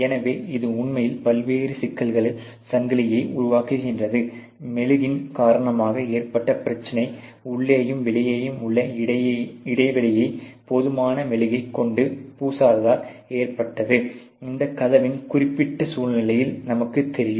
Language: Tamil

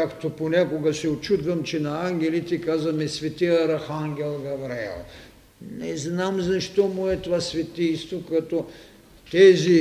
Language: Bulgarian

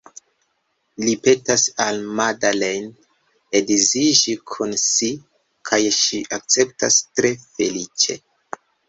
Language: Esperanto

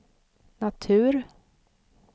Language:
Swedish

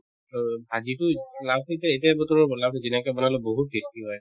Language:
Assamese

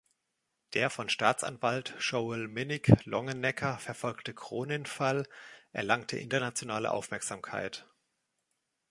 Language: German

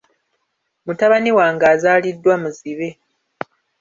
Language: Ganda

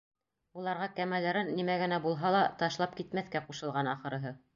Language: Bashkir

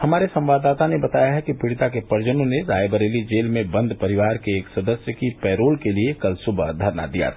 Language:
Hindi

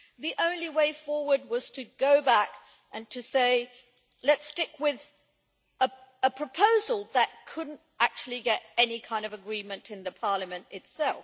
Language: English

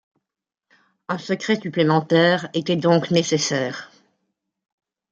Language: French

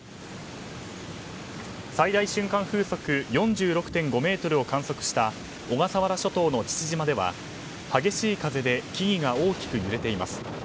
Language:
Japanese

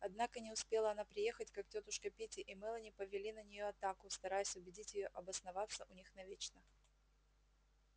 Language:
Russian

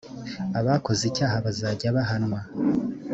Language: Kinyarwanda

